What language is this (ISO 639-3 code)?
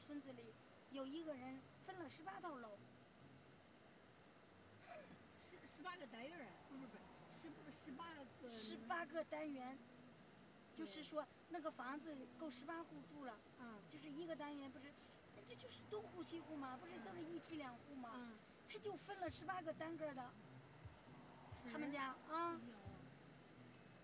zho